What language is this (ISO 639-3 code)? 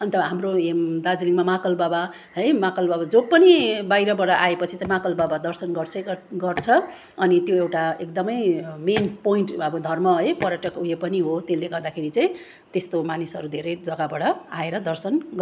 nep